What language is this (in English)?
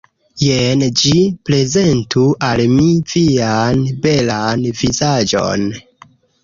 Esperanto